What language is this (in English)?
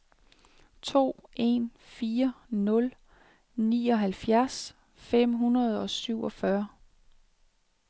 Danish